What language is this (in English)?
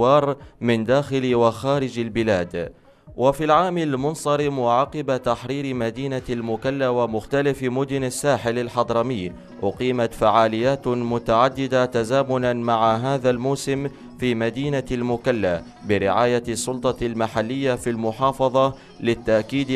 Arabic